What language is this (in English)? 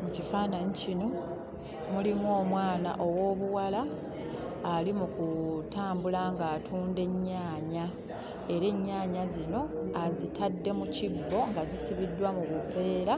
Ganda